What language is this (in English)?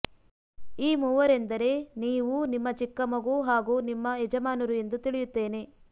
Kannada